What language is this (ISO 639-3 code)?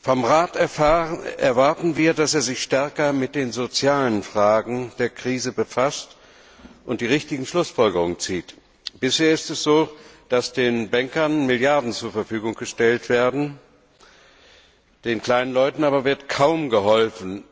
deu